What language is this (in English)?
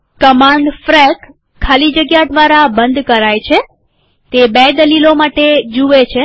Gujarati